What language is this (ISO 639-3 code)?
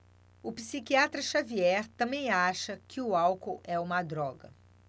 por